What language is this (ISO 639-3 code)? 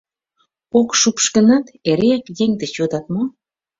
chm